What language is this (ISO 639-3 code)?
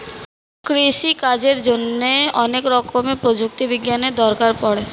ben